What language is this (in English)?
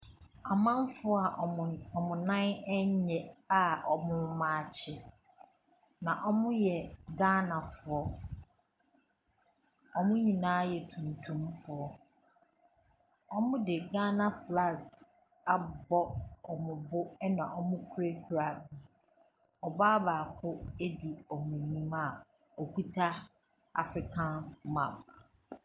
Akan